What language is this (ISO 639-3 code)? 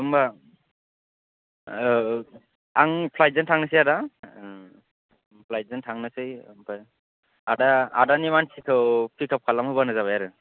brx